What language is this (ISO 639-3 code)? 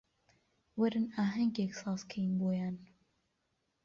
ckb